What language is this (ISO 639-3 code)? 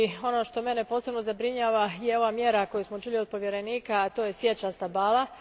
hrv